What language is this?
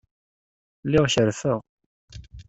Kabyle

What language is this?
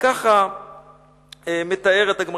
Hebrew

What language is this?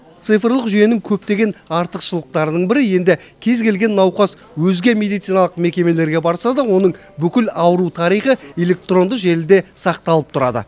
Kazakh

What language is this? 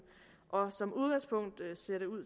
Danish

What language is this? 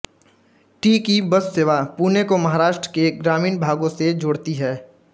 Hindi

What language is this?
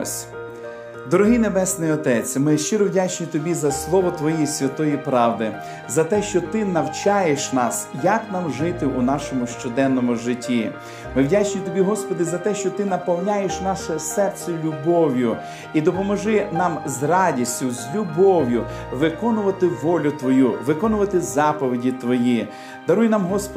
Ukrainian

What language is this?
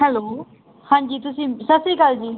Punjabi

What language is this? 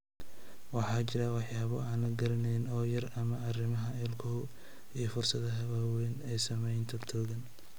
Somali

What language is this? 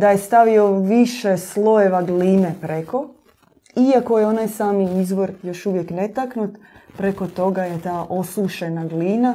Croatian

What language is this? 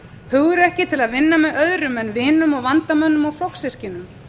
Icelandic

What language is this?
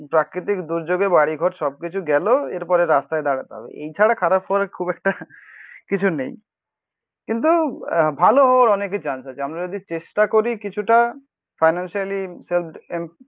Bangla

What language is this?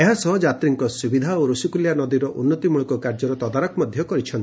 Odia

